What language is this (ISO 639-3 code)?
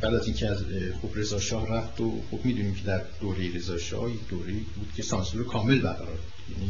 fas